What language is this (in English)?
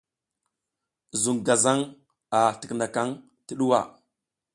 South Giziga